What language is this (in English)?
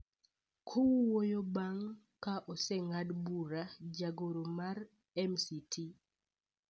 Luo (Kenya and Tanzania)